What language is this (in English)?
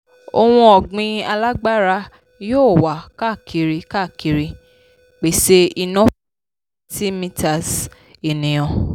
Yoruba